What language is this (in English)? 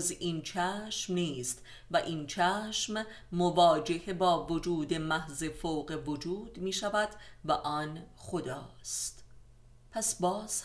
Persian